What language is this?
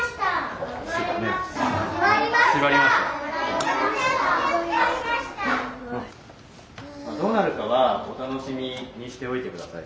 Japanese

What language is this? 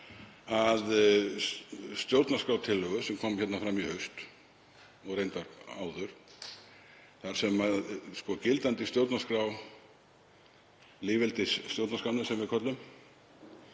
Icelandic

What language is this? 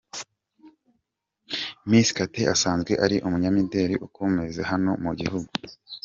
Kinyarwanda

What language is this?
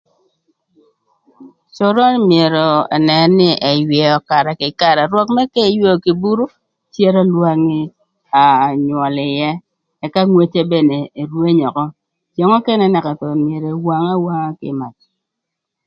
Thur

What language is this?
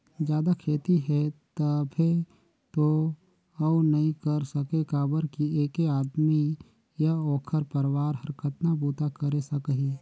Chhattisgarhi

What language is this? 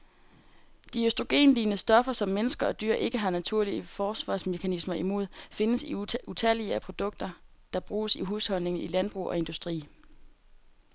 Danish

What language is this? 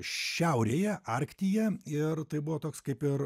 Lithuanian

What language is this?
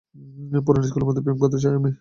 Bangla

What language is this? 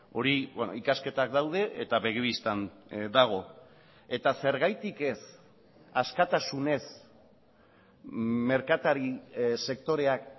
Basque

